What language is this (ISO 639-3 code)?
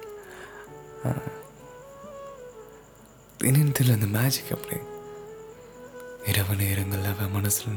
tam